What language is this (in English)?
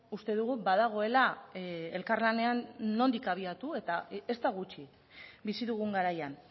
Basque